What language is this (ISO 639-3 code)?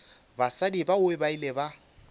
nso